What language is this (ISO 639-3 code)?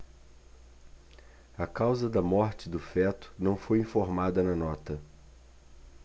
por